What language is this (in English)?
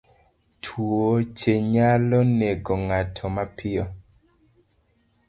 Luo (Kenya and Tanzania)